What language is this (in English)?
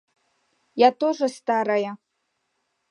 Mari